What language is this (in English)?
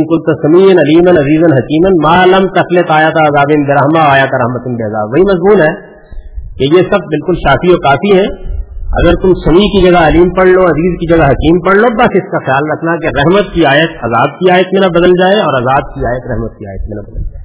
Urdu